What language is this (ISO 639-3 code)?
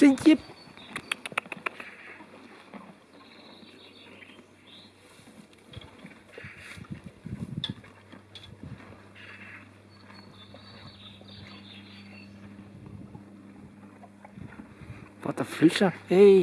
nld